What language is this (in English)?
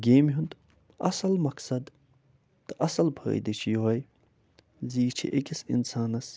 Kashmiri